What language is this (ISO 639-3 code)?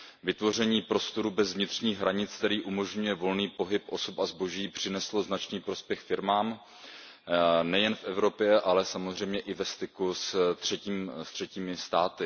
ces